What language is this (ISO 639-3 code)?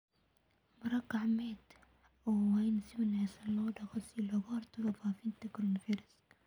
som